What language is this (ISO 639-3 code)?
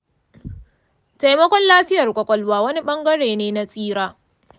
hau